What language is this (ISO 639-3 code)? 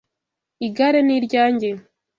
kin